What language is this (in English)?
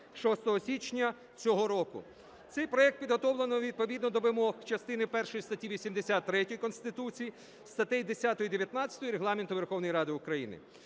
Ukrainian